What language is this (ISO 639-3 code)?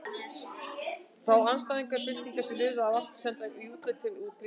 isl